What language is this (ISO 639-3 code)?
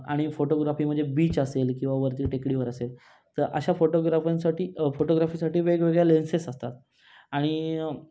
mar